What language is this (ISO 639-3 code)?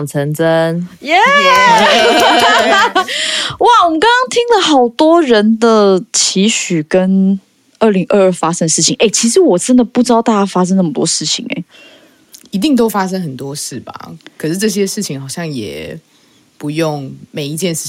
zho